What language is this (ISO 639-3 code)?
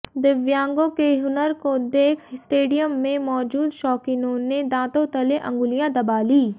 hin